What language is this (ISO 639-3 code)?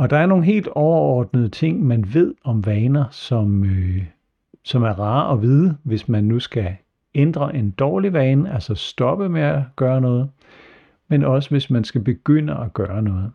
dan